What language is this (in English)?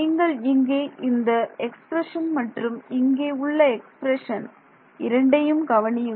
Tamil